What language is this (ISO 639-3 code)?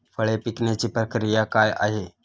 mar